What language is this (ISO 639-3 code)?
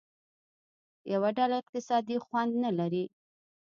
pus